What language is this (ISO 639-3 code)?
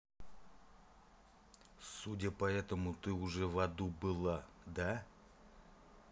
rus